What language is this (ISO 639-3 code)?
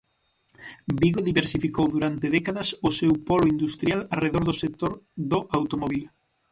glg